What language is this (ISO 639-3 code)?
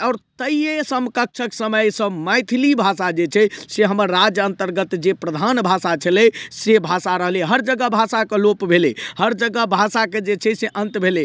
mai